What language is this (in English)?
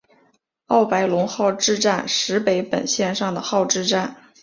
Chinese